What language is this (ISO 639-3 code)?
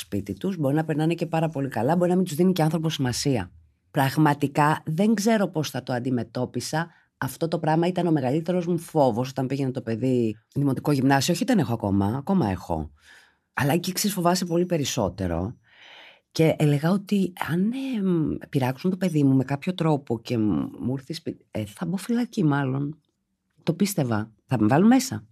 ell